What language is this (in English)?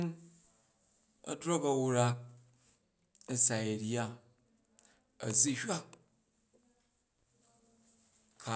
Jju